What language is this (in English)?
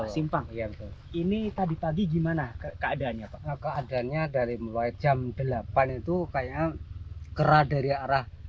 Indonesian